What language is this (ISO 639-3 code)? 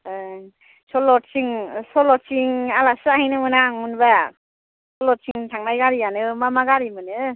brx